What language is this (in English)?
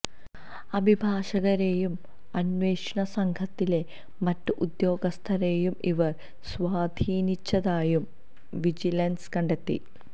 Malayalam